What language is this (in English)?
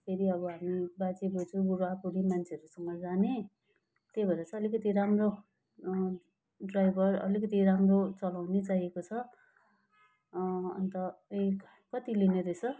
Nepali